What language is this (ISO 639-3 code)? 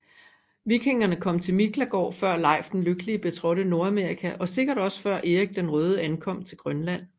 dan